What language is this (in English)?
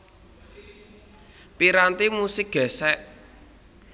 Javanese